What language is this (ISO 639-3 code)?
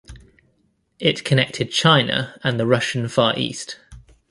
eng